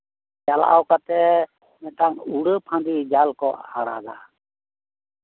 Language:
Santali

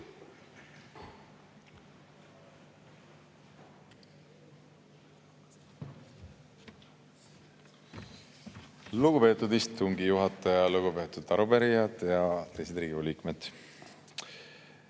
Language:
Estonian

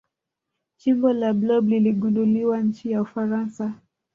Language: Swahili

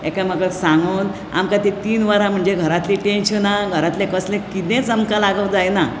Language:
Konkani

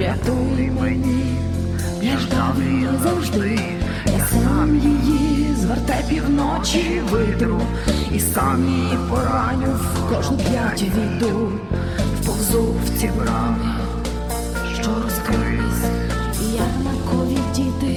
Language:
Ukrainian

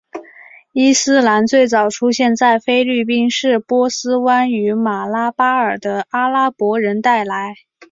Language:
Chinese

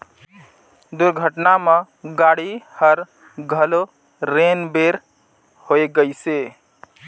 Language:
Chhattisgarhi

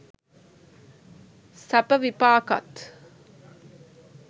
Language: Sinhala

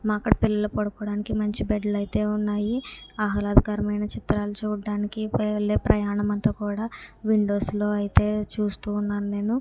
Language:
Telugu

